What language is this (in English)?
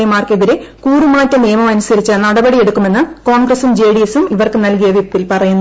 Malayalam